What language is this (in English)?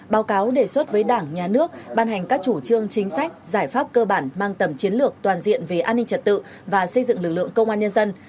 Vietnamese